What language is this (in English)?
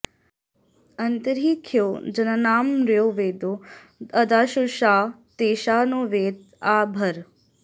Sanskrit